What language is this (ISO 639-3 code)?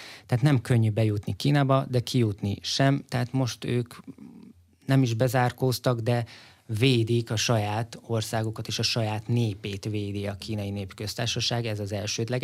hun